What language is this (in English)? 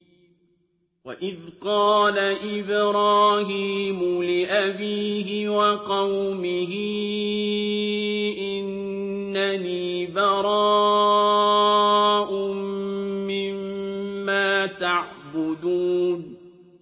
Arabic